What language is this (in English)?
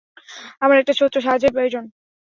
Bangla